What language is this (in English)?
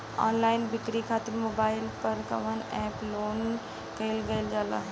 Bhojpuri